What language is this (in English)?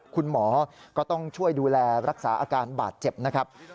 Thai